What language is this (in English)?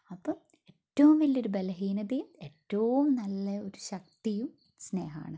Malayalam